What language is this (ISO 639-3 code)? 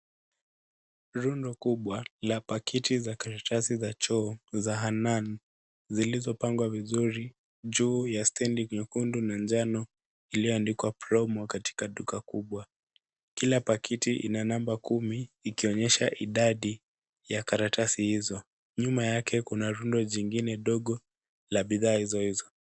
swa